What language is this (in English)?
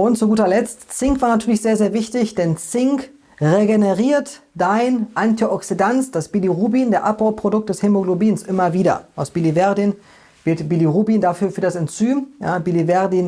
German